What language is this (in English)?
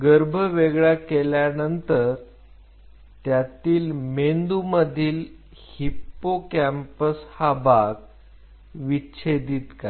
Marathi